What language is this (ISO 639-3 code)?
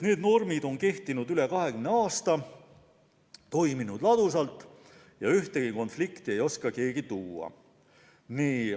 est